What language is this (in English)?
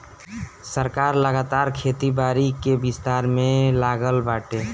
Bhojpuri